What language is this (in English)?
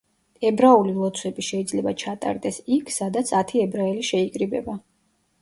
Georgian